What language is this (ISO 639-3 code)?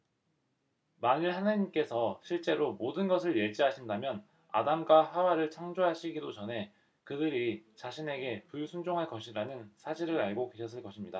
kor